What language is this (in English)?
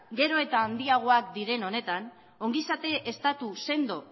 Basque